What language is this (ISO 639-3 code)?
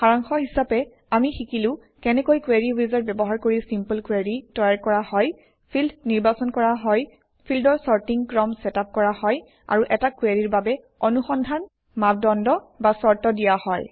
asm